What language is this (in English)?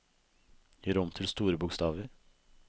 Norwegian